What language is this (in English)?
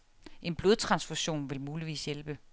Danish